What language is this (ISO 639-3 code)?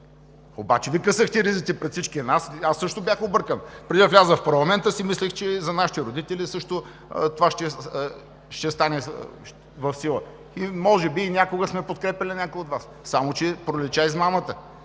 bul